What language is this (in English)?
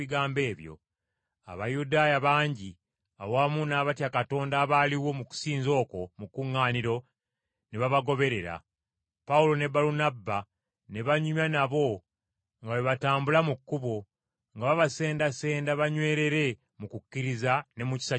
Ganda